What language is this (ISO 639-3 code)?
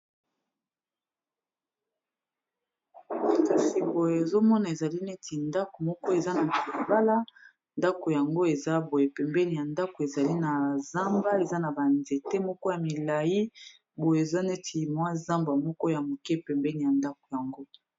lin